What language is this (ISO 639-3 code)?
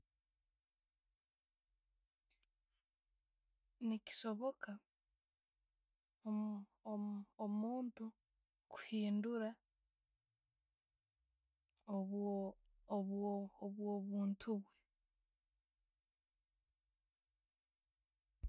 ttj